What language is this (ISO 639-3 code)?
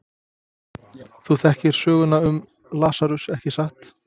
isl